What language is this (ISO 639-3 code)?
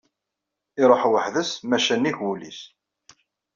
kab